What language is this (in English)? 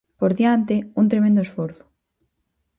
Galician